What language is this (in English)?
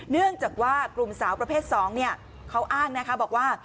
Thai